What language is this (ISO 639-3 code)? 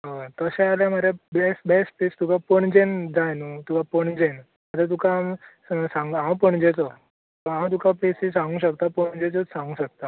kok